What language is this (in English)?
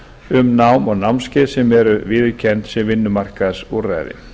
Icelandic